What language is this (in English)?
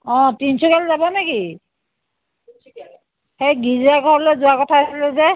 Assamese